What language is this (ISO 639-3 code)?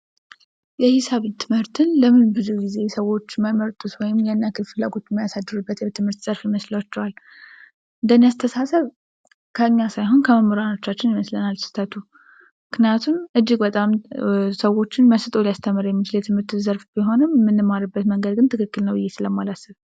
amh